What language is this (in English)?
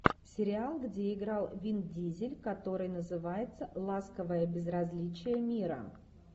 Russian